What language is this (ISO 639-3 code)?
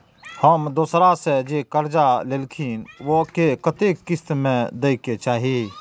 mai